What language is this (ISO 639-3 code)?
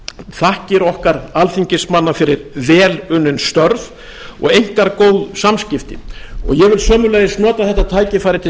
isl